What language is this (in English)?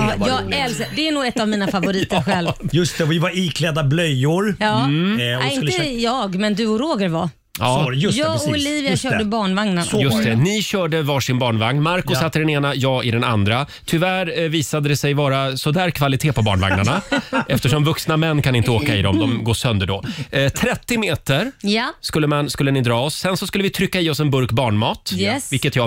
Swedish